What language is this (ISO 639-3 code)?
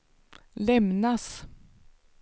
swe